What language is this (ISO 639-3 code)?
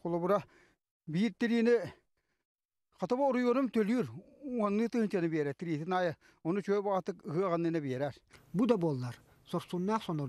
rus